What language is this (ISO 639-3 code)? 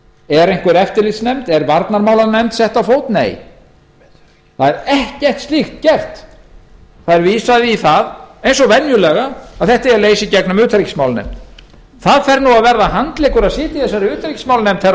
isl